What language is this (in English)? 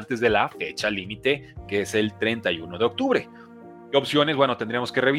Spanish